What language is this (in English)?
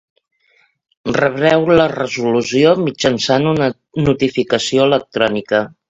Catalan